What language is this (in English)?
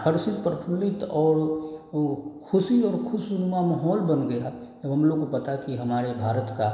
Hindi